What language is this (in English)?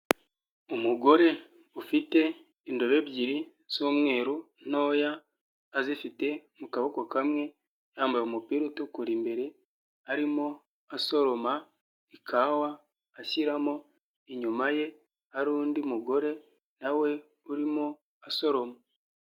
Kinyarwanda